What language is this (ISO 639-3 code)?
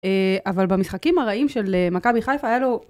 heb